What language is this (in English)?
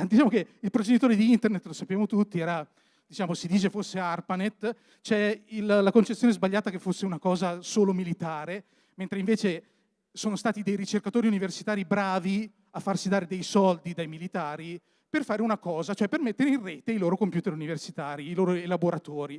Italian